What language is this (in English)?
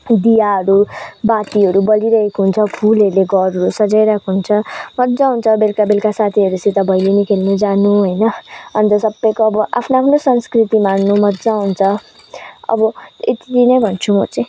Nepali